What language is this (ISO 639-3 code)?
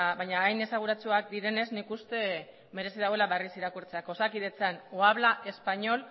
eus